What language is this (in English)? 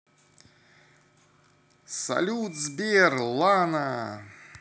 Russian